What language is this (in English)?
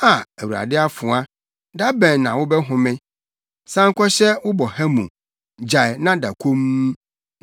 Akan